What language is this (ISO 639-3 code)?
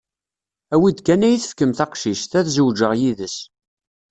kab